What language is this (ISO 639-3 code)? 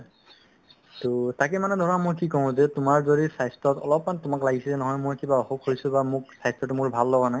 asm